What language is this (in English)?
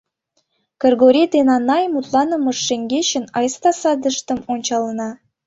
Mari